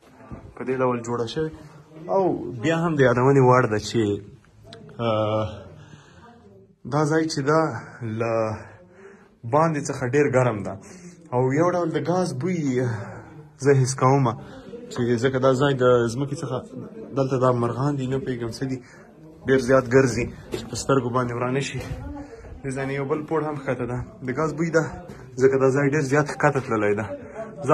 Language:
Romanian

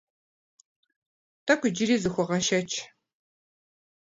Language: Kabardian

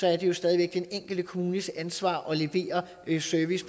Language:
Danish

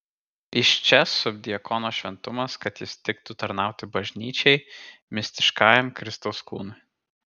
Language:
Lithuanian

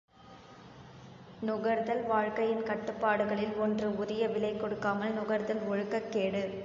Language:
Tamil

